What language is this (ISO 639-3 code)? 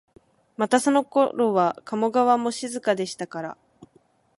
jpn